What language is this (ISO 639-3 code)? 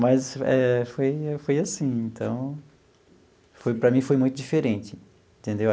por